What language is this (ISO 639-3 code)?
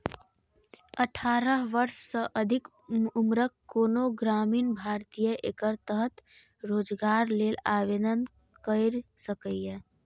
mai